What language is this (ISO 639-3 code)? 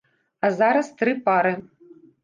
bel